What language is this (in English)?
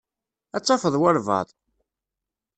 Kabyle